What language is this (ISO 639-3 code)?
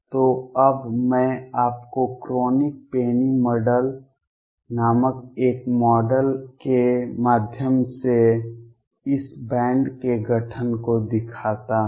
hin